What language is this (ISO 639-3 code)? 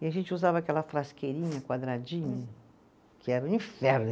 por